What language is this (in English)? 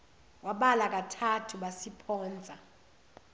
Zulu